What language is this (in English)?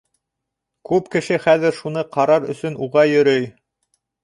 Bashkir